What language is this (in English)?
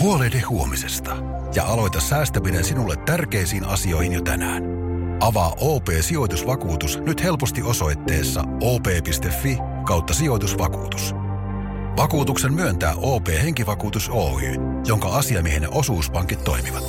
Finnish